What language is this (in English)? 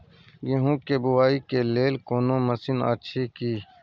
Maithili